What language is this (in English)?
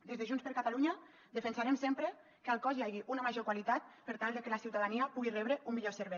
Catalan